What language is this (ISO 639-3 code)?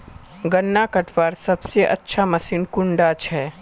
mag